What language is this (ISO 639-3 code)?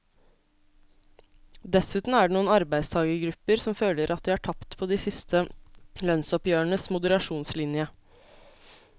nor